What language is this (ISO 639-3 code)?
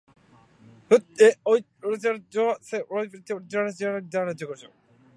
jpn